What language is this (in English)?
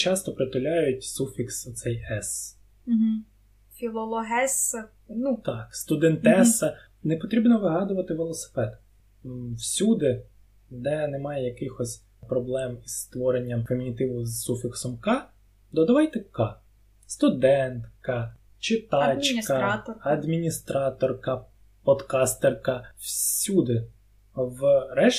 Ukrainian